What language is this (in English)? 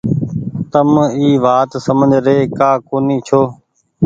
Goaria